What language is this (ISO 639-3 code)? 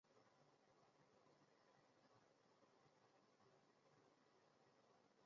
zho